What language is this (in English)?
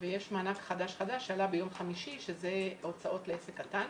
Hebrew